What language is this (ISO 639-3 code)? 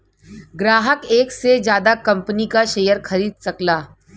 bho